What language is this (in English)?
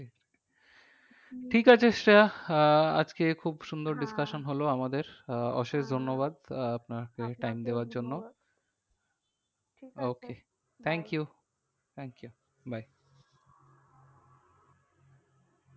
Bangla